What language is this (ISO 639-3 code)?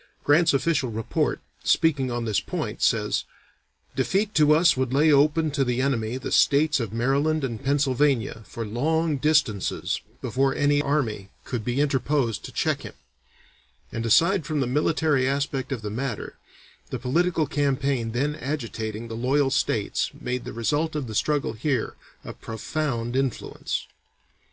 eng